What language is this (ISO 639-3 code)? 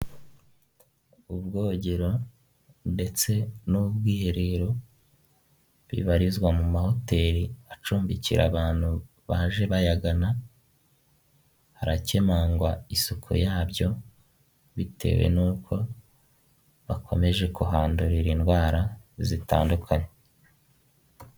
kin